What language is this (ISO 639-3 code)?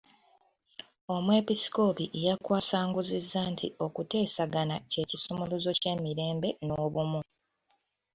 lug